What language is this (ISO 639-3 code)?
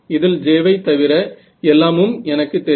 tam